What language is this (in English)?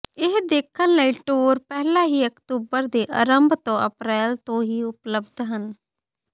Punjabi